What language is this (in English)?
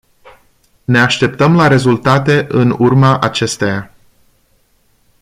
Romanian